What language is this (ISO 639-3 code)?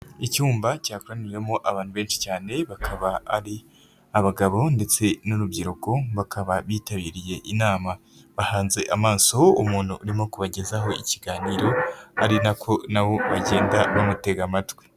kin